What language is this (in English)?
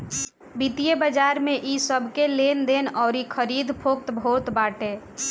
Bhojpuri